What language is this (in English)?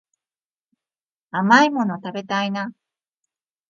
Japanese